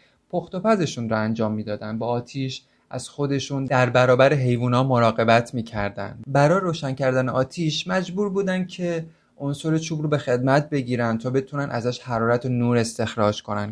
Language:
Persian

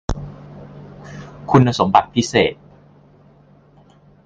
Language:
Thai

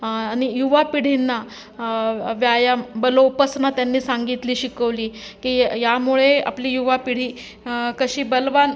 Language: Marathi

